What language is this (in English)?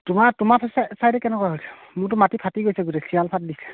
Assamese